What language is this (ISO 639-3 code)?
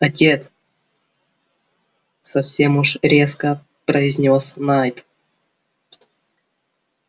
rus